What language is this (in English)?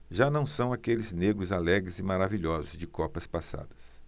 Portuguese